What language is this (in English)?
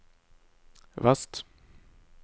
Norwegian